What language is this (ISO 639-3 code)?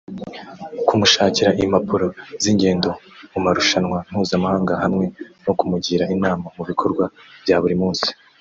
kin